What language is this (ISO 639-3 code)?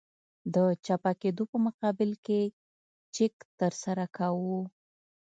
pus